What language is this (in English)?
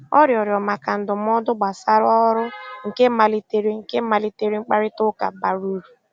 Igbo